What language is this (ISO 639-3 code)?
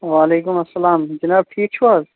kas